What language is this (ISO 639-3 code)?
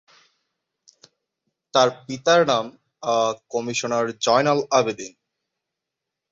ben